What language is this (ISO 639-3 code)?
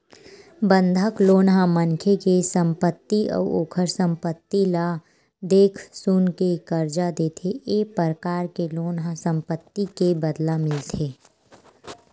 hne